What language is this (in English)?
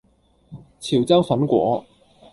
Cantonese